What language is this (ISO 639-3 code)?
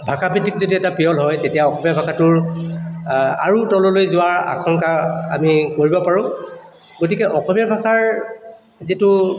asm